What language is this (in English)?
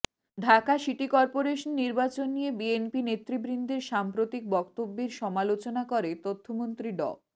Bangla